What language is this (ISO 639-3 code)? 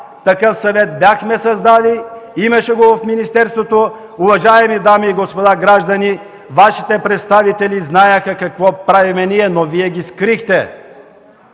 bul